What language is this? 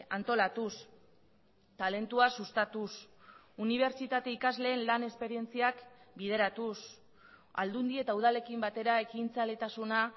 Basque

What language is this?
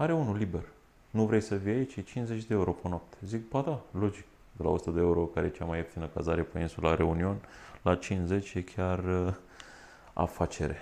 Romanian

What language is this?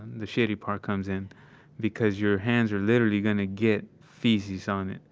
English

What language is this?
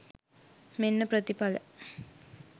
Sinhala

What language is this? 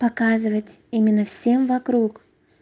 Russian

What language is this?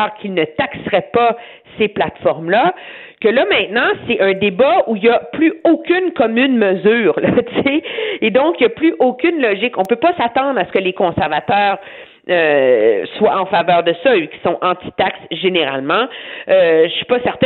French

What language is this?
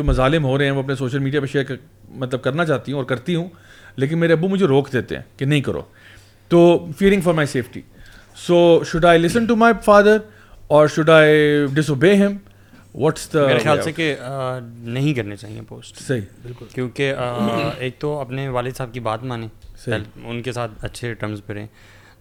Urdu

